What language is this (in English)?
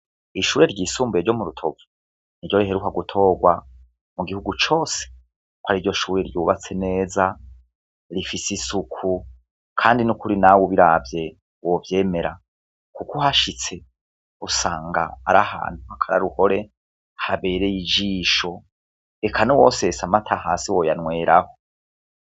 Rundi